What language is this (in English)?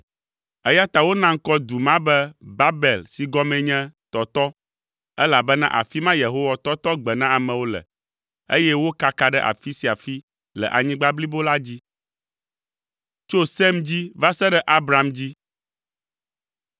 Ewe